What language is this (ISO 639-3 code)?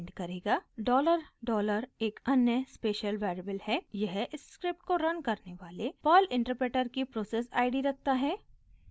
hin